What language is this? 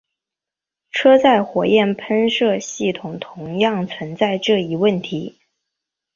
Chinese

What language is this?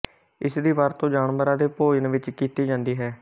Punjabi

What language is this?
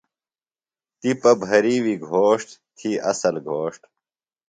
Phalura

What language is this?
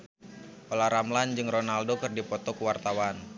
Sundanese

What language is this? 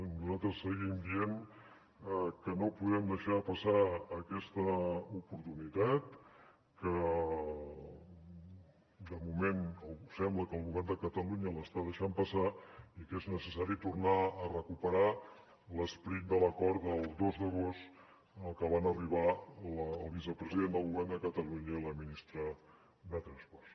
Catalan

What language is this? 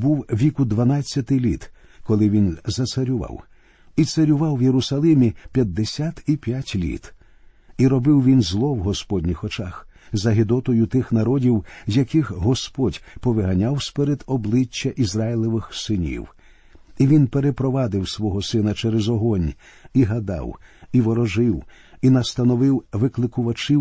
Ukrainian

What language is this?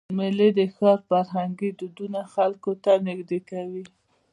Pashto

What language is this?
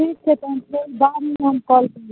Maithili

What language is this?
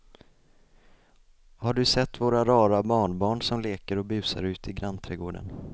Swedish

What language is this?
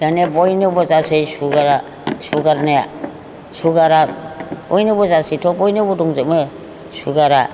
Bodo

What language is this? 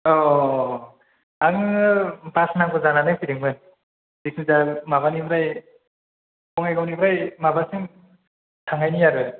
Bodo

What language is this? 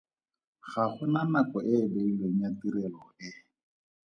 Tswana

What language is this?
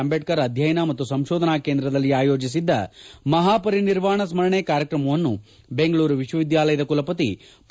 Kannada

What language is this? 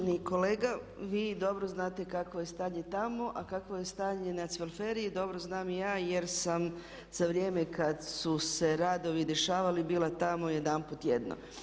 Croatian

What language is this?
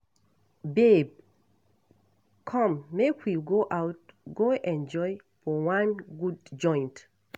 Nigerian Pidgin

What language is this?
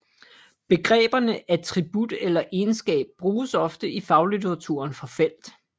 Danish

